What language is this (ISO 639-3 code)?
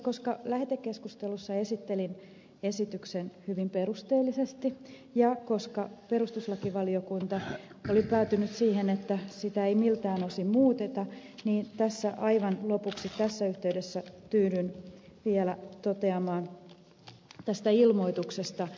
fin